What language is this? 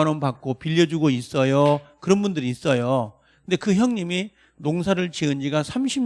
Korean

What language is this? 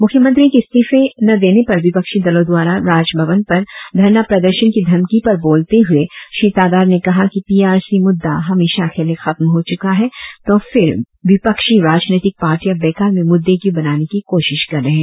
Hindi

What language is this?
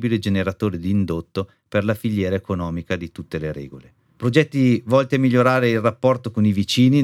Italian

